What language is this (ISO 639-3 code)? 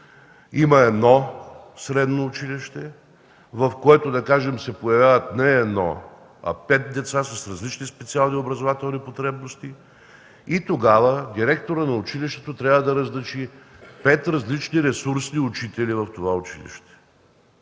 bul